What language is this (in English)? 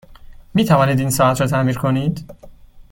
Persian